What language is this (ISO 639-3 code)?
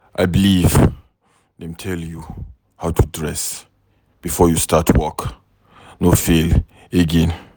pcm